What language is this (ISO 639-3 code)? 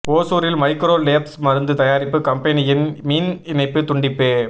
tam